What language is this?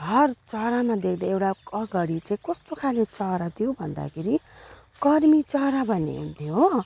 Nepali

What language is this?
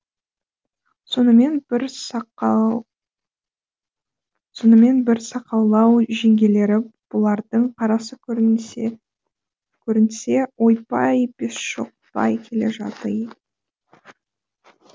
Kazakh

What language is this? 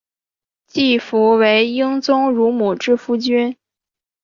Chinese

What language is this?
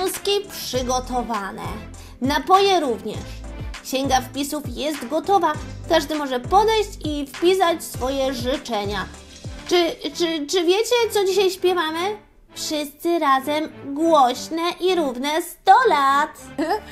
Polish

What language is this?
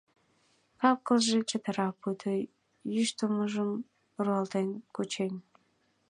Mari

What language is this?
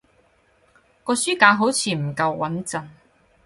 Cantonese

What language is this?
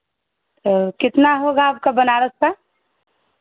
Hindi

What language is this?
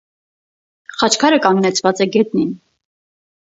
Armenian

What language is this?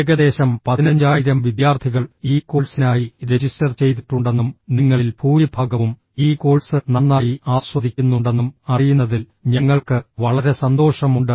Malayalam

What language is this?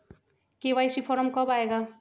Magahi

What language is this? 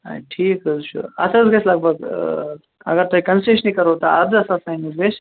Kashmiri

